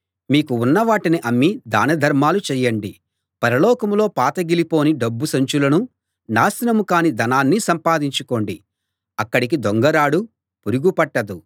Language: Telugu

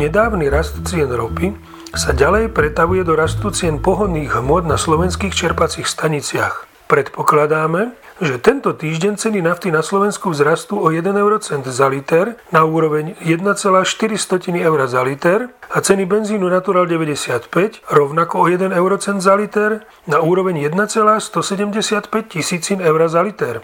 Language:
Slovak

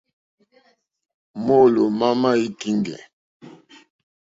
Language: Mokpwe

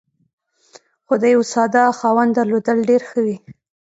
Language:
Pashto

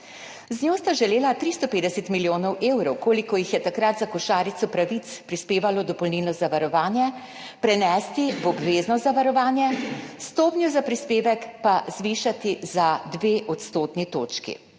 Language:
Slovenian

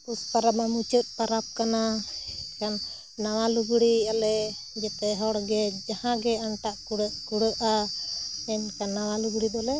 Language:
Santali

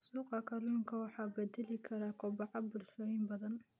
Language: Somali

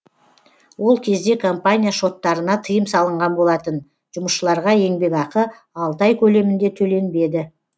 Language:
Kazakh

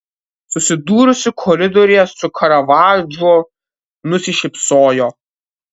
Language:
Lithuanian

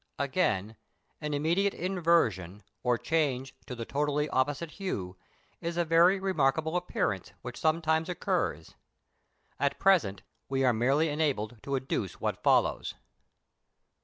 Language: English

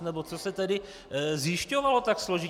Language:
Czech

